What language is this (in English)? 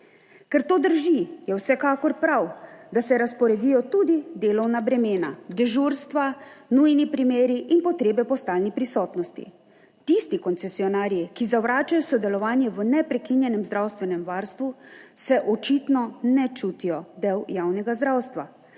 Slovenian